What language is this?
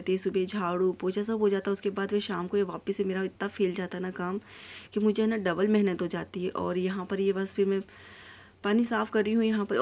Hindi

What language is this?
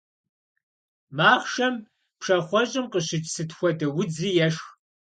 Kabardian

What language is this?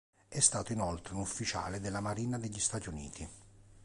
Italian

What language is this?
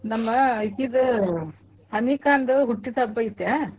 Kannada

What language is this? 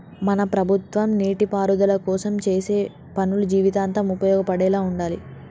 Telugu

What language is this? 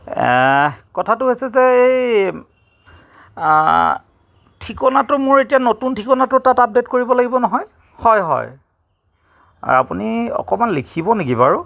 Assamese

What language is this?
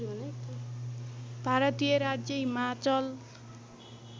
Nepali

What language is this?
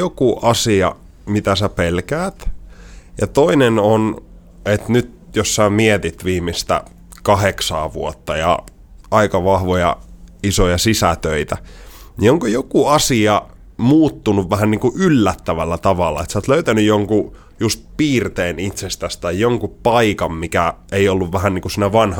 Finnish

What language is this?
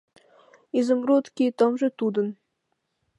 Mari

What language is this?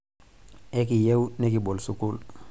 Masai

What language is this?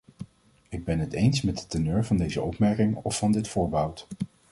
Dutch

